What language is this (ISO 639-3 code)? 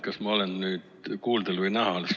est